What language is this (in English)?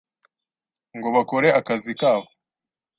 Kinyarwanda